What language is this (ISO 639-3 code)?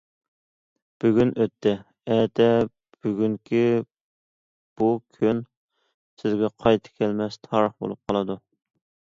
uig